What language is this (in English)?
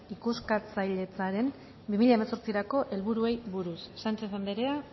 Basque